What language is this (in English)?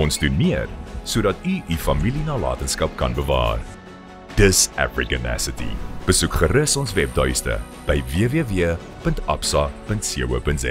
English